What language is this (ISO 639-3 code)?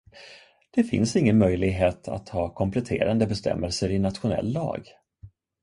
swe